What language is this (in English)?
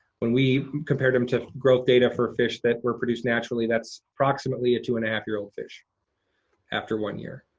English